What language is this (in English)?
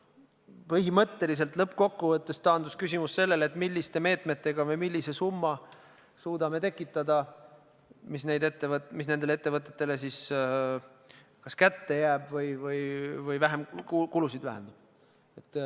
Estonian